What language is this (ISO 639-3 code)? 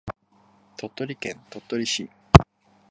jpn